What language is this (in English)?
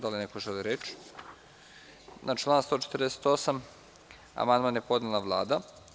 Serbian